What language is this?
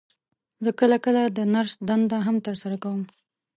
Pashto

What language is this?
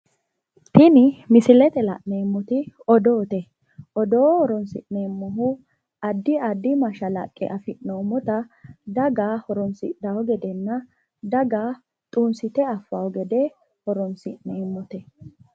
Sidamo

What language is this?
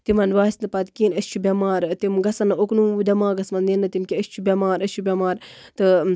Kashmiri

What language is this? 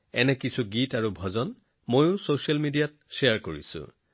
Assamese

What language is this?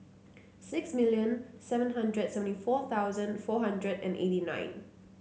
English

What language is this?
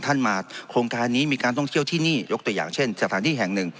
Thai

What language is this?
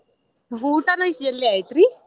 Kannada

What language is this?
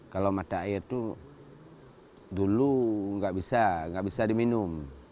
Indonesian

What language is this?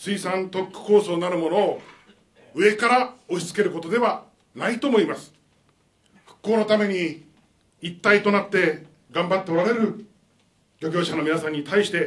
Japanese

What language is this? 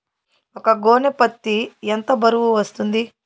Telugu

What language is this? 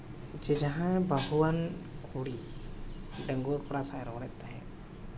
Santali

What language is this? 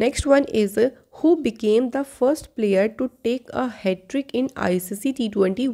Hindi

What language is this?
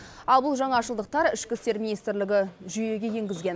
Kazakh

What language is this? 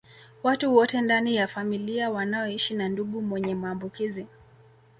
Swahili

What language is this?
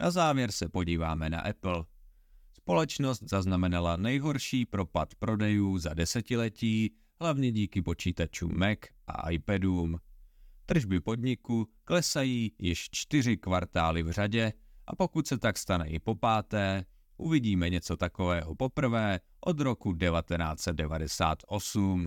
Czech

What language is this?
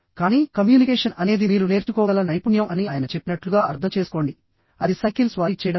Telugu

